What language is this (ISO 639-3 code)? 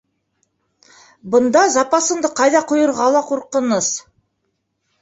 bak